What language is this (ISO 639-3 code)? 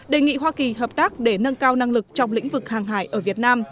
vie